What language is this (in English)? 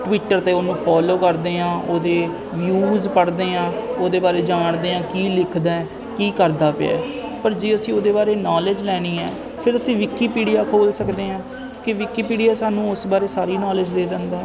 Punjabi